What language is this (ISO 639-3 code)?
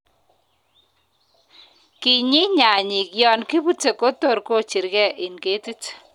kln